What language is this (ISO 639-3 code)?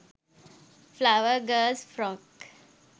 sin